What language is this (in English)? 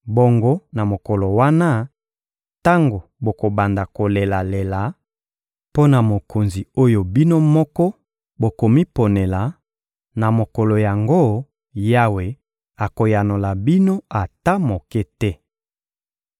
Lingala